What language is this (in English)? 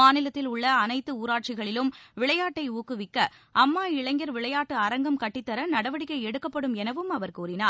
Tamil